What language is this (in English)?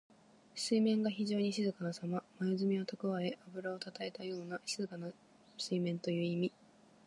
Japanese